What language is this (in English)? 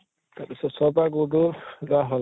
Assamese